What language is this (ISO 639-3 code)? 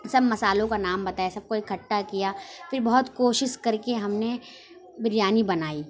urd